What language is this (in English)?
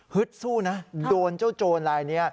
Thai